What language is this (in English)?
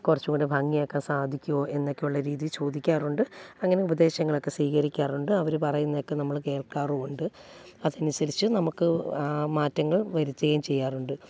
Malayalam